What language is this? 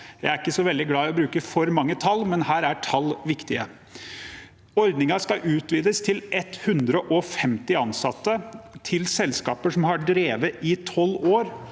Norwegian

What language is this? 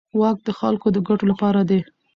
Pashto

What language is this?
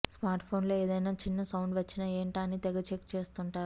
Telugu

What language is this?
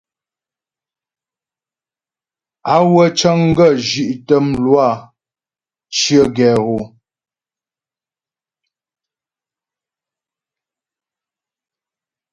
Ghomala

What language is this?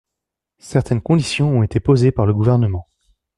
French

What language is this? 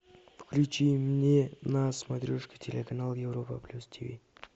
Russian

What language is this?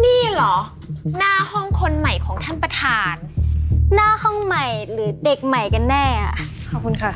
Thai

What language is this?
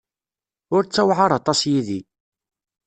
Kabyle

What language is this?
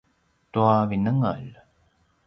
Paiwan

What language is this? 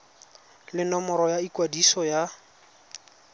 Tswana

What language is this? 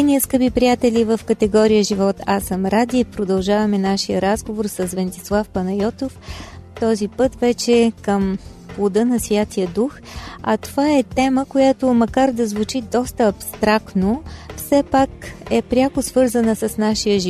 Bulgarian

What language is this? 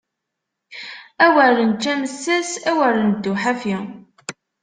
Kabyle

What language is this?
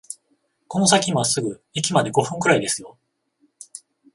Japanese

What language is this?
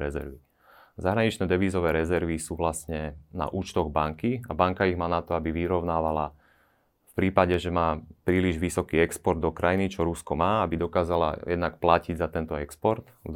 Slovak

